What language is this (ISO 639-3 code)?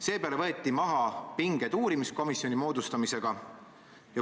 est